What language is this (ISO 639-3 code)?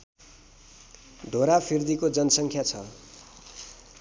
nep